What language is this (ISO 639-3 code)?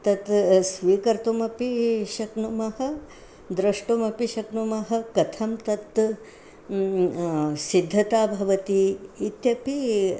san